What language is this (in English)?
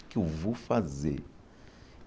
Portuguese